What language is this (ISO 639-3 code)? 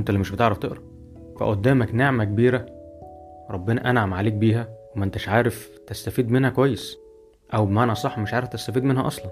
ara